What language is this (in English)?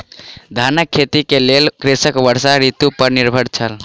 Maithili